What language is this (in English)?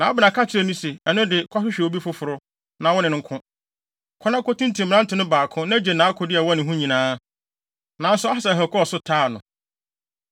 Akan